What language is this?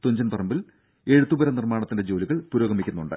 Malayalam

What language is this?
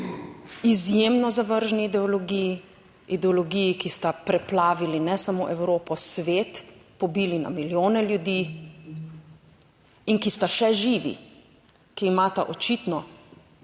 Slovenian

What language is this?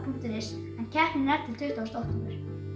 Icelandic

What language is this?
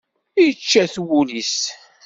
Kabyle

